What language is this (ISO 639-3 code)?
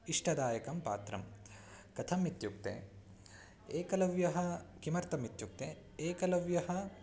san